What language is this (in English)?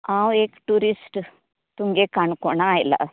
Konkani